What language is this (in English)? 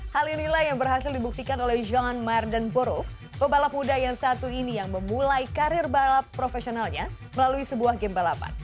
Indonesian